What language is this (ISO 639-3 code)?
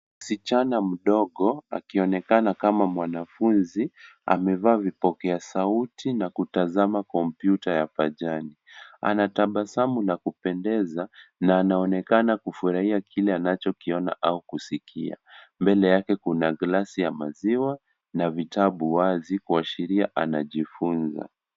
swa